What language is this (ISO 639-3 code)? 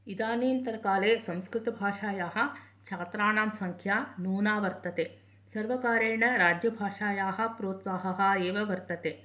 san